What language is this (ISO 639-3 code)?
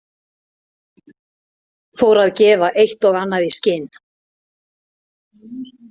isl